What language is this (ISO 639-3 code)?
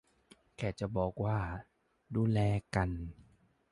tha